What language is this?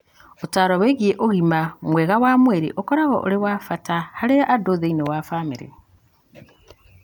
Kikuyu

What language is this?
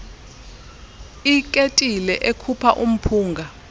Xhosa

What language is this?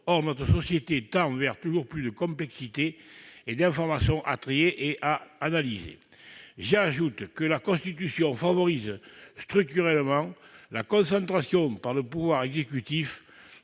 French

